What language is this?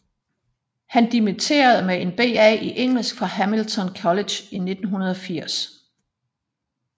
Danish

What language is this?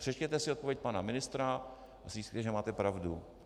Czech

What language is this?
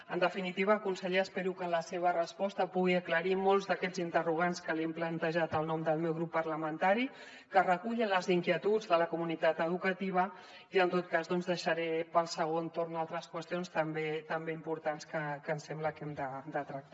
Catalan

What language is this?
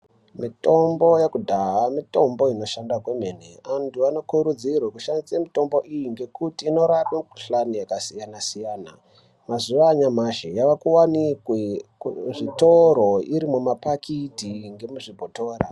Ndau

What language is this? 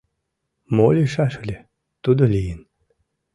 Mari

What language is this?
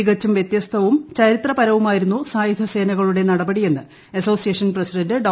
Malayalam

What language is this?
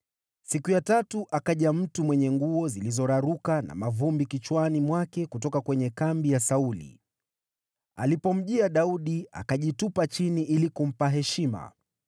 Swahili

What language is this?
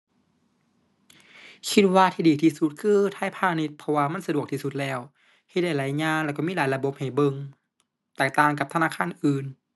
Thai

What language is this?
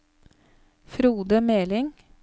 Norwegian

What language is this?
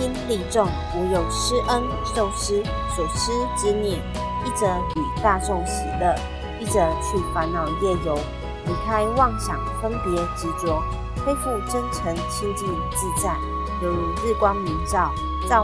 Chinese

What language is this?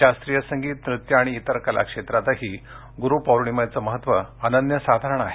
Marathi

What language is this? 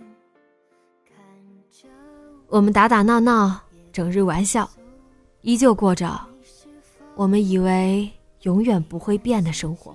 Chinese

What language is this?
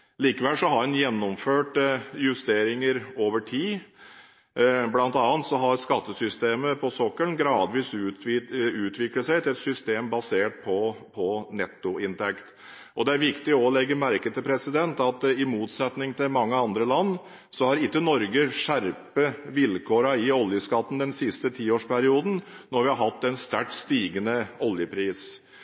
Norwegian Bokmål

